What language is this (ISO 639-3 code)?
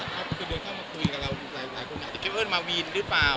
tha